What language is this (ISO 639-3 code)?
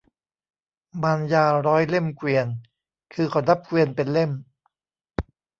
tha